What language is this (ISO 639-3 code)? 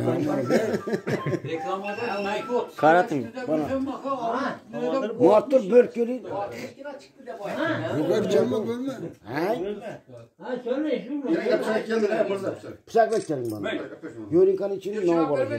tur